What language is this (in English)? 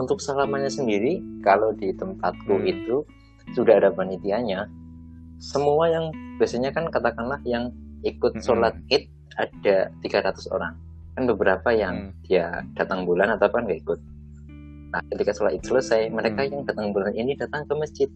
Indonesian